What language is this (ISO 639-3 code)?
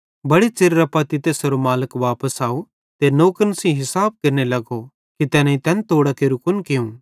bhd